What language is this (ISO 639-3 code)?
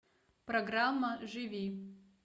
rus